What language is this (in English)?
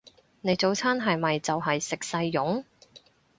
Cantonese